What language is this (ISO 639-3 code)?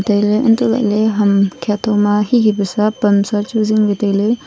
nnp